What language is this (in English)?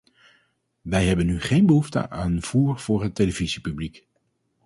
Dutch